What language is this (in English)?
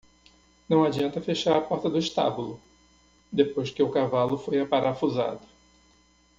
Portuguese